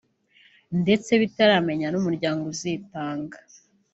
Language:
Kinyarwanda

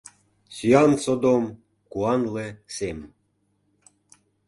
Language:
Mari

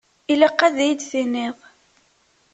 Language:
Kabyle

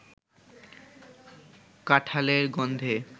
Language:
Bangla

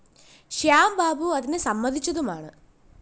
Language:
Malayalam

